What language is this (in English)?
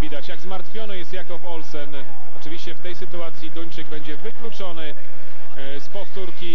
Polish